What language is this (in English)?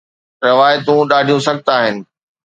Sindhi